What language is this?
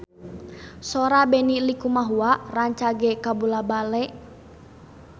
Sundanese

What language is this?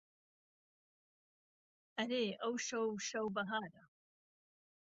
Central Kurdish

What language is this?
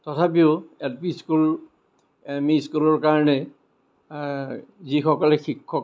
Assamese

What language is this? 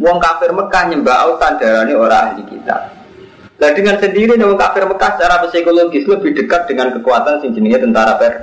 Indonesian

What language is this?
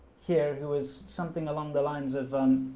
English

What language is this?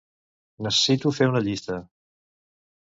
Catalan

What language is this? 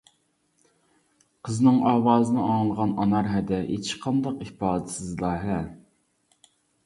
Uyghur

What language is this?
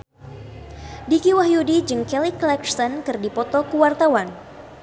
Sundanese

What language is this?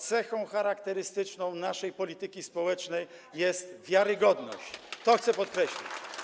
Polish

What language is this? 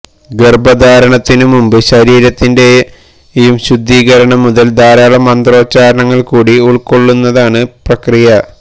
Malayalam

